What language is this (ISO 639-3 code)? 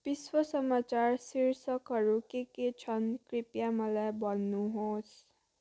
nep